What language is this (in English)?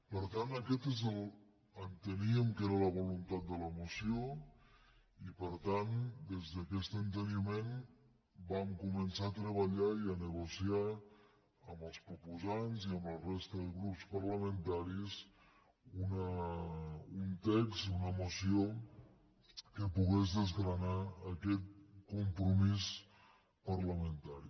Catalan